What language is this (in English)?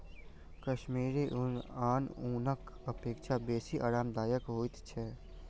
Maithili